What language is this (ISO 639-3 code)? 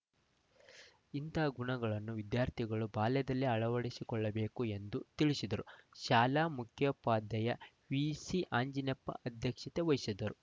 kan